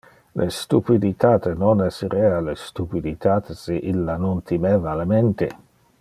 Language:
Interlingua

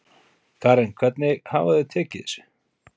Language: Icelandic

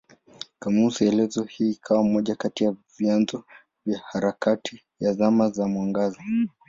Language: Swahili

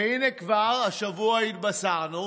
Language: Hebrew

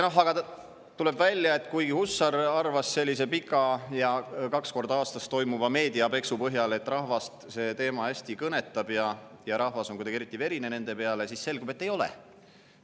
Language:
Estonian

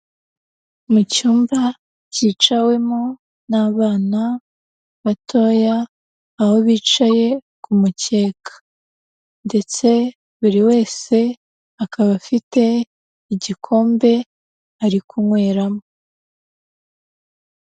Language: Kinyarwanda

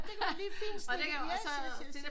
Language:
Danish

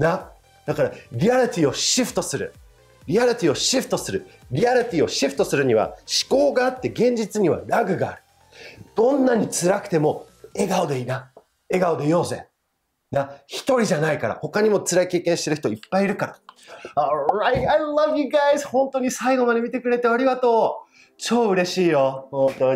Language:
Japanese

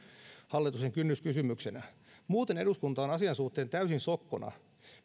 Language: Finnish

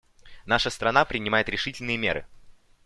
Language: Russian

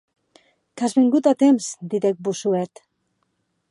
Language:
Occitan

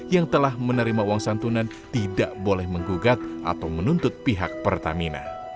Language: Indonesian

